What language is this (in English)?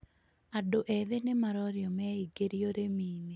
Kikuyu